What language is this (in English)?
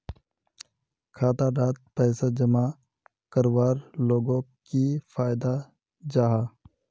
Magahi